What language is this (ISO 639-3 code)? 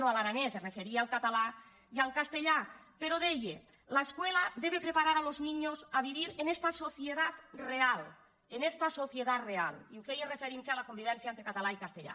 cat